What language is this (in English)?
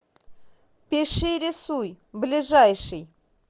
Russian